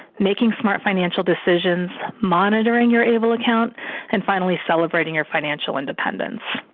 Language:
English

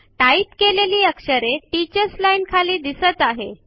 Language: Marathi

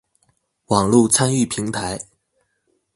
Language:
Chinese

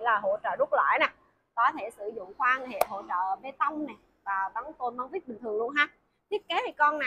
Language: Vietnamese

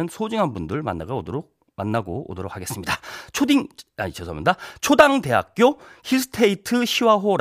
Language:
Korean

